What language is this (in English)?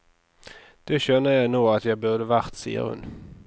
Norwegian